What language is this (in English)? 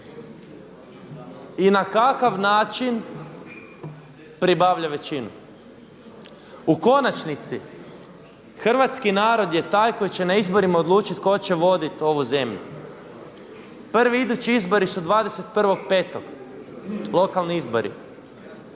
Croatian